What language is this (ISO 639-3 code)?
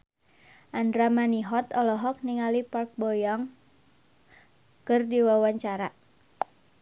sun